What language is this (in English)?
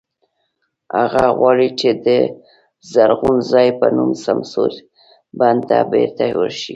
Pashto